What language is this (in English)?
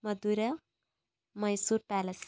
Malayalam